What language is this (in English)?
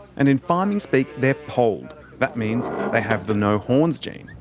English